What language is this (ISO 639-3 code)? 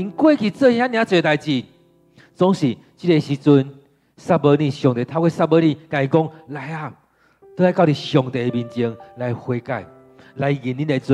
zho